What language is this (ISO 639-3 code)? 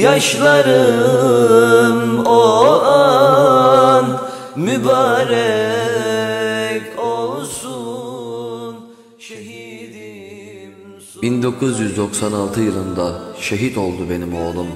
tur